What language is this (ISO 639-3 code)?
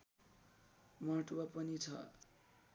nep